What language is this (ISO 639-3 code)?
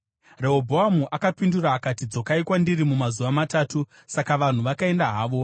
sna